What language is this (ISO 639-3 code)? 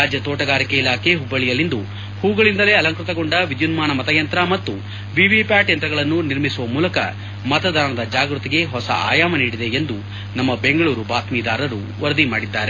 kan